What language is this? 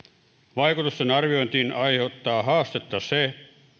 Finnish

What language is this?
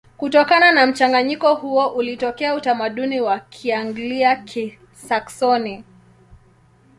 Swahili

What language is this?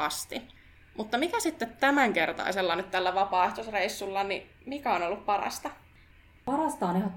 Finnish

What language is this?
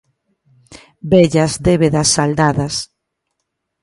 Galician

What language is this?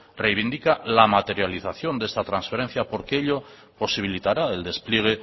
Spanish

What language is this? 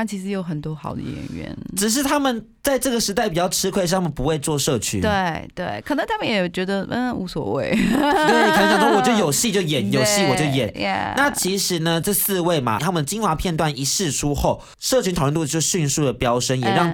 Chinese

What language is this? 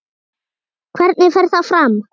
Icelandic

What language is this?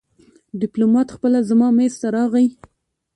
Pashto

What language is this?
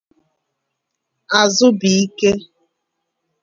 Igbo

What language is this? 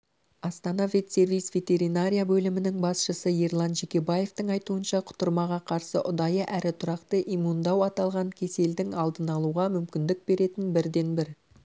Kazakh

